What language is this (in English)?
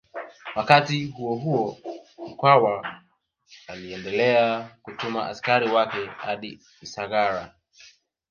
Swahili